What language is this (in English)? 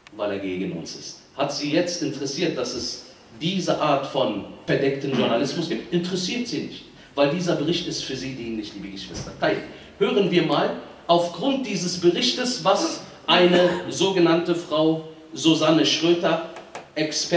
German